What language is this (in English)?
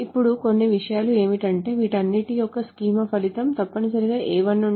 Telugu